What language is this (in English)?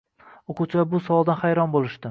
Uzbek